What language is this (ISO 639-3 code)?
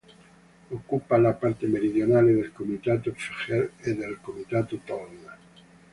ita